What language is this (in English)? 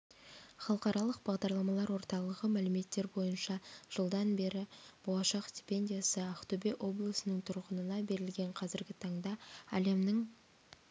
Kazakh